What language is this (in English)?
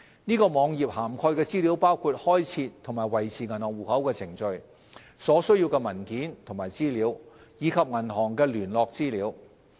Cantonese